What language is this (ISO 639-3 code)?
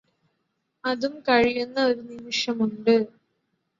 mal